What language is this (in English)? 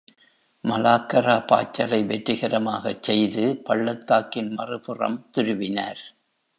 Tamil